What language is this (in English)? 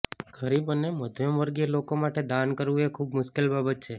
Gujarati